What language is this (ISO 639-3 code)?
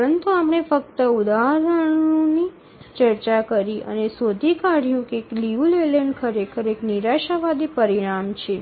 guj